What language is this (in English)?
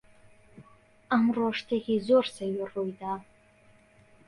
Central Kurdish